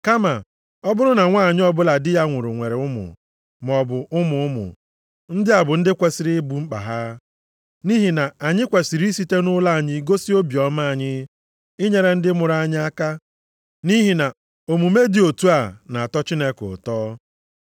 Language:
Igbo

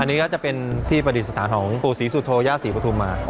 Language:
Thai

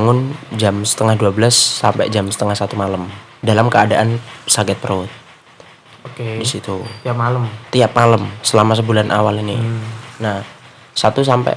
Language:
Indonesian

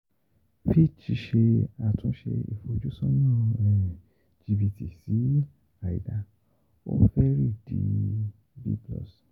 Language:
Yoruba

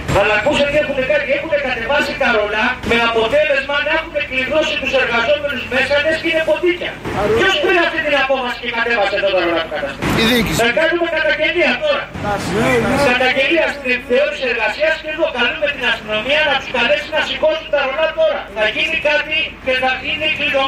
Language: Greek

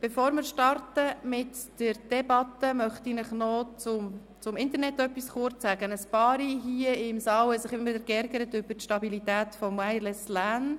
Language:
Swiss German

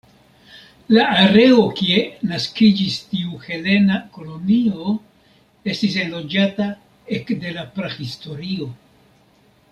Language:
Esperanto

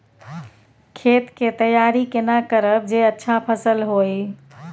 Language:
Maithili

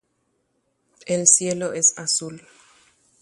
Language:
Guarani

